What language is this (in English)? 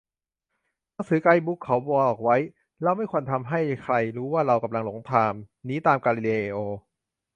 Thai